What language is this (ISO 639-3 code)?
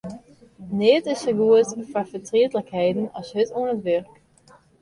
fry